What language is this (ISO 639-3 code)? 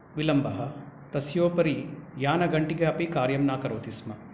san